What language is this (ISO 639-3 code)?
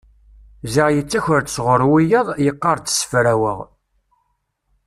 kab